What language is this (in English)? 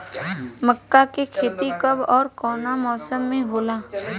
Bhojpuri